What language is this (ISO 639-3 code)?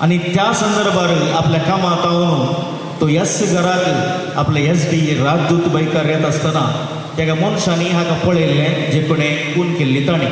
ron